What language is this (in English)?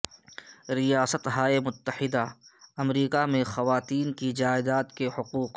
Urdu